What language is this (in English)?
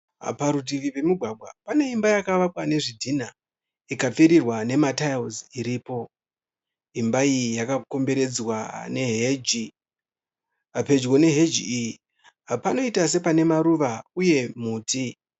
Shona